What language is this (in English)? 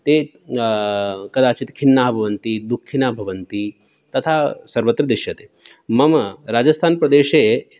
Sanskrit